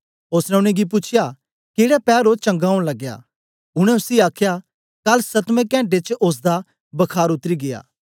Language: Dogri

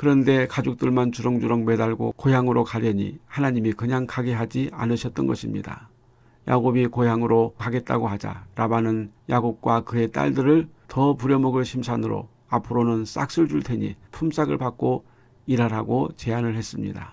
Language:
Korean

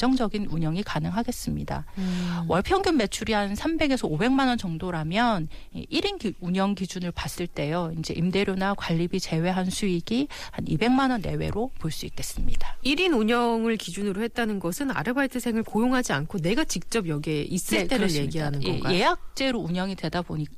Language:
Korean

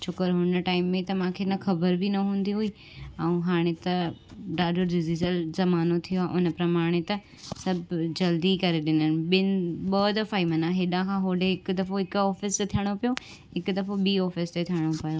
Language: Sindhi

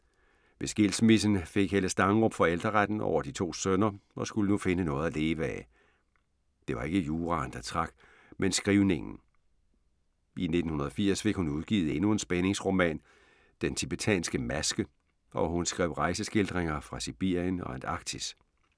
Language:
Danish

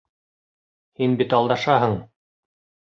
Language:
Bashkir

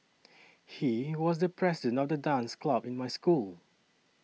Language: English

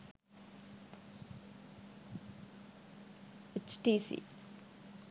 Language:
Sinhala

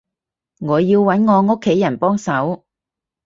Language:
Cantonese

